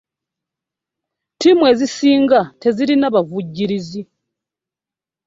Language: Ganda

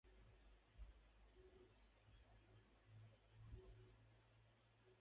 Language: Spanish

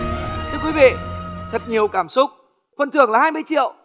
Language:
Vietnamese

